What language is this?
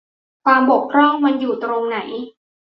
Thai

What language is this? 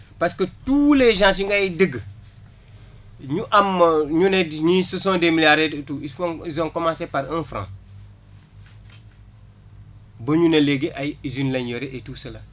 Wolof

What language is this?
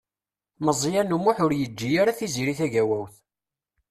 Kabyle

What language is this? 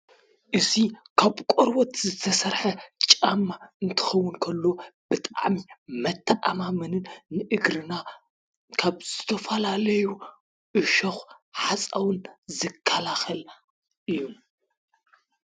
Tigrinya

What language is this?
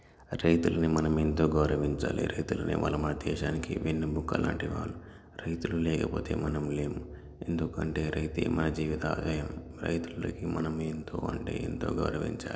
Telugu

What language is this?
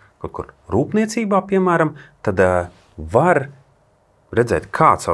Latvian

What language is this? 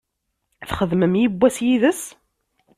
Kabyle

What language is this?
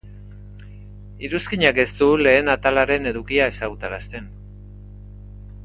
Basque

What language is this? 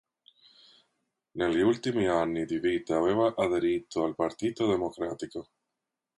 Italian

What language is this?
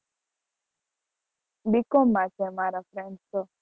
Gujarati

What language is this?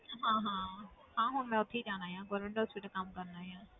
Punjabi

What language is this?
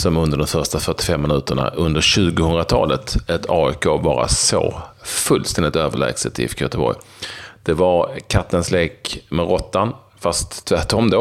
Swedish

